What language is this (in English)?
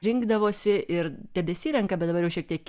Lithuanian